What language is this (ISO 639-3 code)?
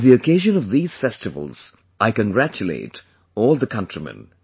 eng